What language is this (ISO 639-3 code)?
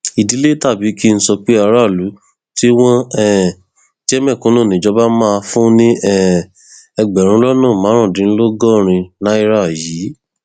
yor